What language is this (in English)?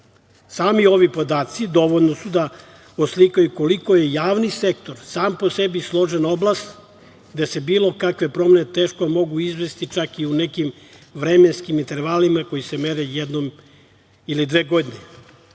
Serbian